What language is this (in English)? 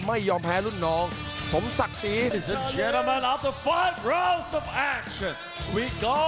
Thai